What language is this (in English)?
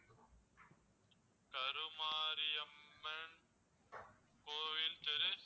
Tamil